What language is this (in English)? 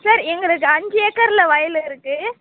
Tamil